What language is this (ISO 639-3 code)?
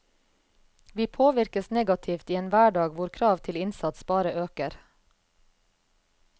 nor